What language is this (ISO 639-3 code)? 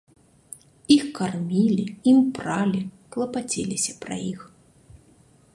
bel